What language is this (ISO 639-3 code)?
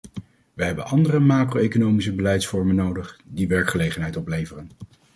nld